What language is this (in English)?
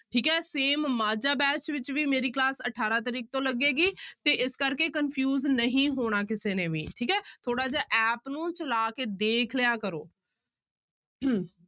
Punjabi